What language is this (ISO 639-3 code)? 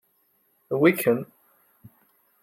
kab